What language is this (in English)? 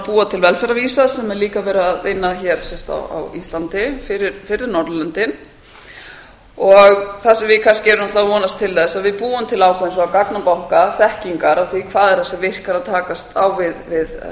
Icelandic